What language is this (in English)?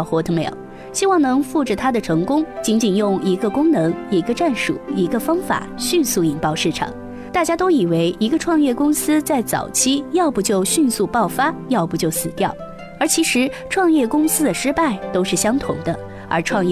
Chinese